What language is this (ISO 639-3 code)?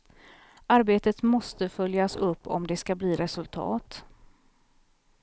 swe